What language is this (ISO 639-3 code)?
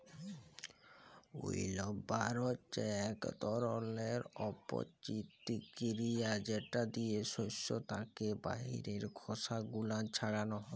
ben